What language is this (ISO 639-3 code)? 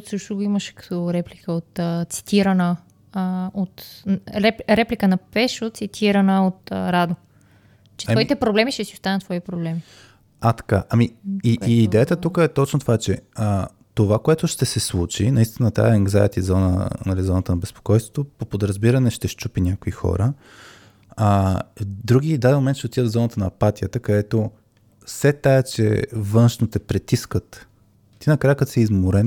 bul